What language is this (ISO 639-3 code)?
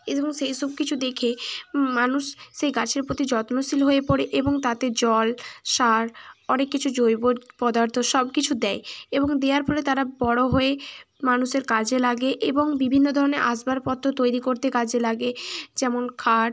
ben